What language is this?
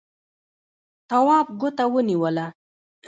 Pashto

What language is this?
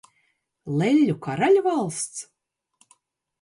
Latvian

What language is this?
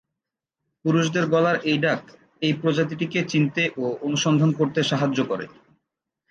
Bangla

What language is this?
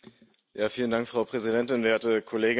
German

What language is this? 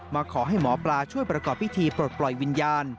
Thai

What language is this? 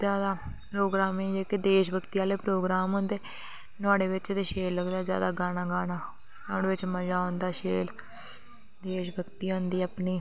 Dogri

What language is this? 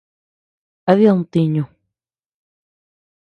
Tepeuxila Cuicatec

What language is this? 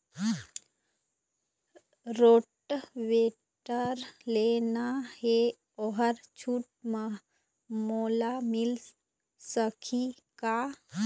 Chhattisgarhi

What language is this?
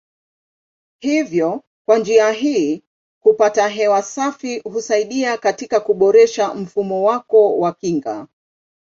Swahili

